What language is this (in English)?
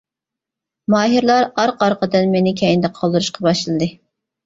Uyghur